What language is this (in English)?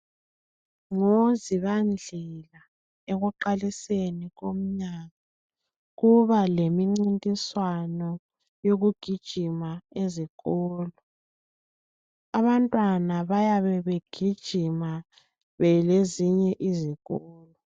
North Ndebele